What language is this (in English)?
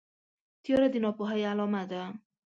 Pashto